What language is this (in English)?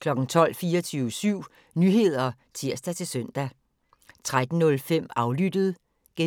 Danish